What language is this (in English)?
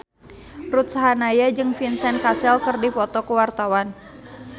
Sundanese